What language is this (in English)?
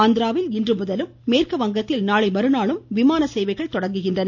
Tamil